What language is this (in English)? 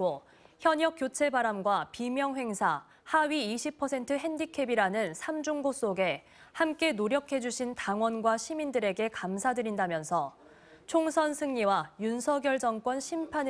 Korean